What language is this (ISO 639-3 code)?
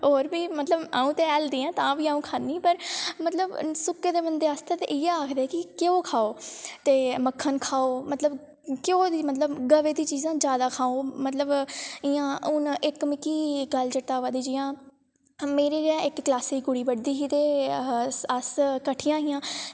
doi